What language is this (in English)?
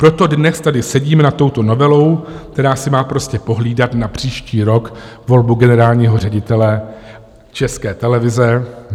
Czech